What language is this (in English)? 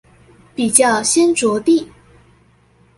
Chinese